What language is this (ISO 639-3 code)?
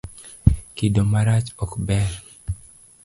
luo